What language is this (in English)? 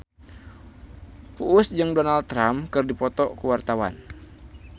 Sundanese